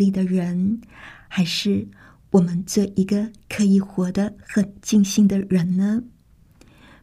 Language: Chinese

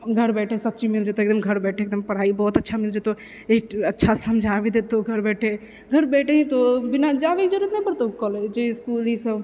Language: Maithili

